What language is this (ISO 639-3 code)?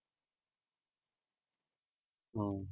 pan